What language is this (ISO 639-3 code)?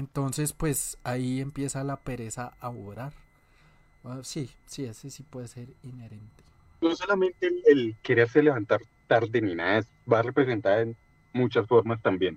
spa